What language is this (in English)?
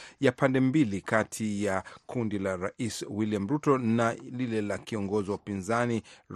Swahili